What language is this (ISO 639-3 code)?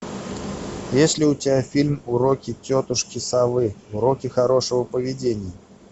rus